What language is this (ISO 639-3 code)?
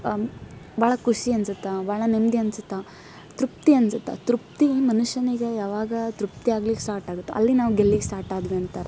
kan